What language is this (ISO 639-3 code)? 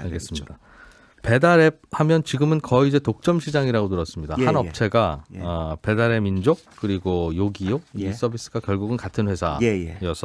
kor